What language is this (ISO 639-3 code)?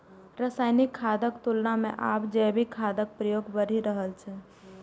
mai